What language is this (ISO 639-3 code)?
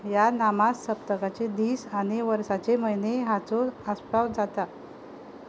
kok